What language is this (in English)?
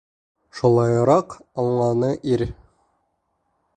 Bashkir